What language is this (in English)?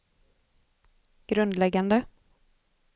Swedish